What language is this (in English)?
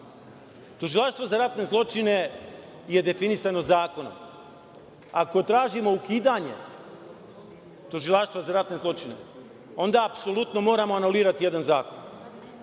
Serbian